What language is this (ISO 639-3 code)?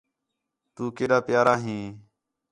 xhe